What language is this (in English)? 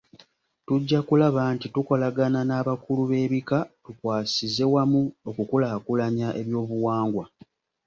Ganda